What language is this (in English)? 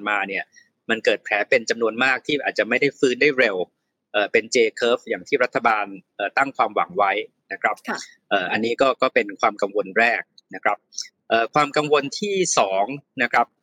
Thai